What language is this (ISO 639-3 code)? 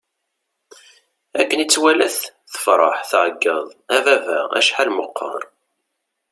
kab